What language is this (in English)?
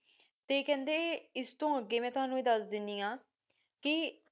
Punjabi